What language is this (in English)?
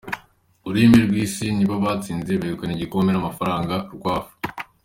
Kinyarwanda